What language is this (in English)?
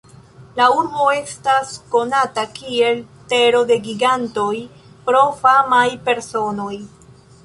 Esperanto